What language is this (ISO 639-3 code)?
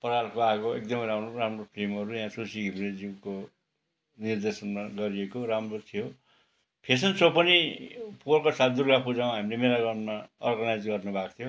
nep